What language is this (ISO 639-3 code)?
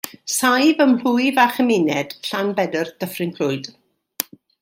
cym